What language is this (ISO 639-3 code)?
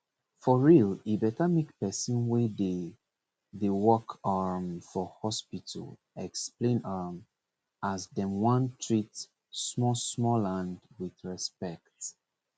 pcm